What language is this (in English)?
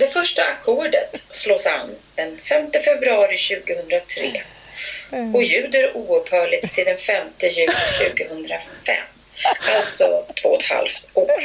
Swedish